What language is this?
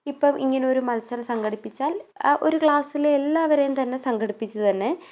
Malayalam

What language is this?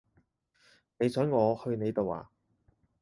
Cantonese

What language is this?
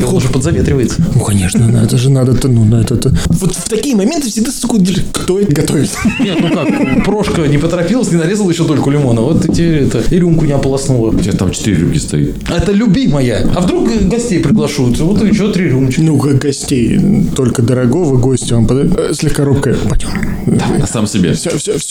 Russian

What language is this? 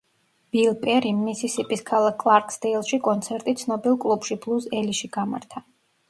Georgian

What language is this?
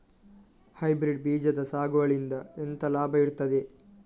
Kannada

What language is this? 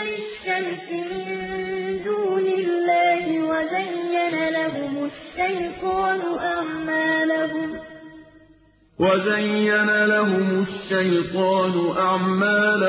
Arabic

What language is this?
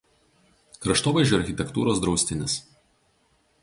Lithuanian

